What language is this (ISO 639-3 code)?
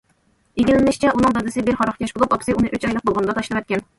uig